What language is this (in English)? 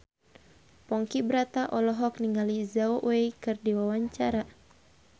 Sundanese